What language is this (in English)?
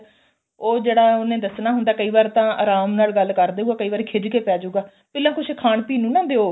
Punjabi